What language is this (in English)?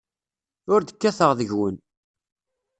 Kabyle